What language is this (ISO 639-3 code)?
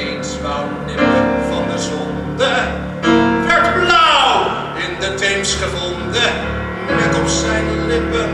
nld